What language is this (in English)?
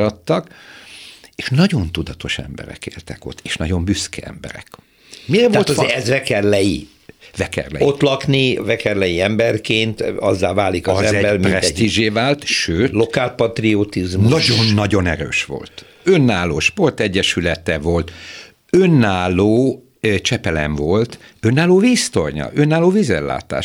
Hungarian